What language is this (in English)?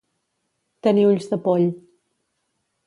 Catalan